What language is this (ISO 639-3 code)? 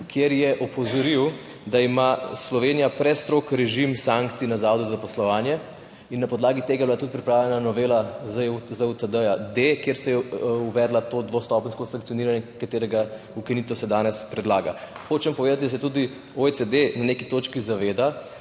slv